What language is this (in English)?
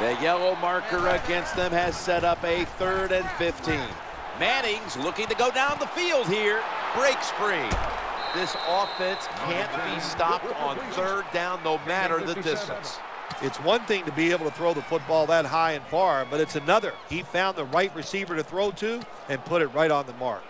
English